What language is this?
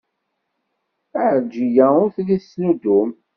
Kabyle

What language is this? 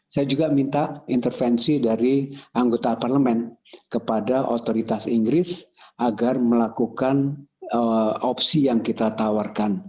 Indonesian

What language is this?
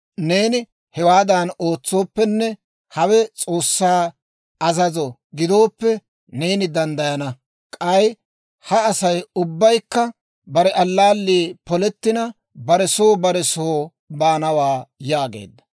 Dawro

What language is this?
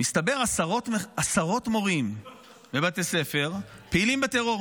Hebrew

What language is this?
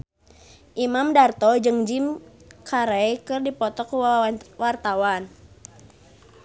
Sundanese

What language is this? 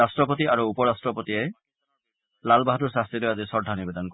Assamese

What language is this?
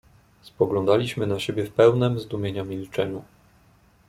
Polish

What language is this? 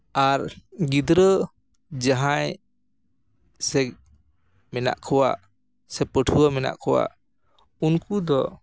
Santali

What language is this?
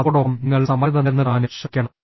Malayalam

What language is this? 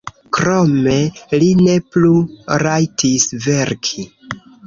Esperanto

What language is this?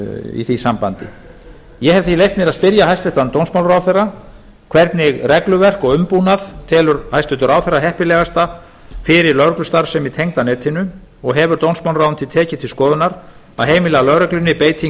Icelandic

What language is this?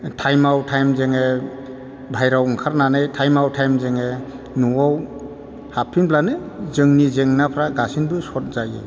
Bodo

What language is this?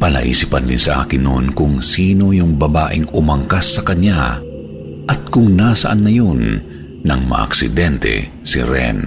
Filipino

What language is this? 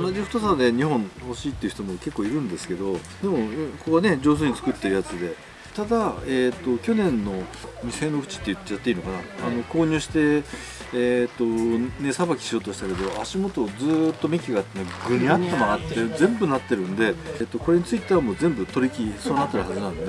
Japanese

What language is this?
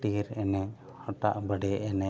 Santali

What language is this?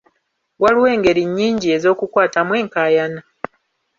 Ganda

